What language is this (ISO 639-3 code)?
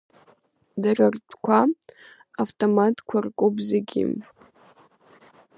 abk